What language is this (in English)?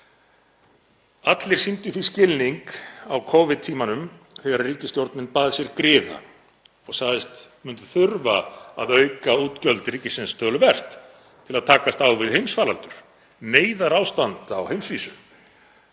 Icelandic